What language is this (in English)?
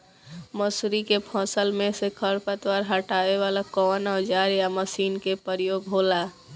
Bhojpuri